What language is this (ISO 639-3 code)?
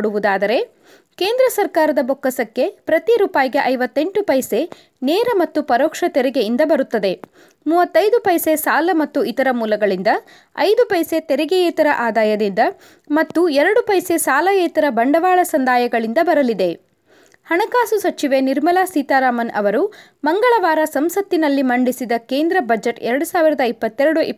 kan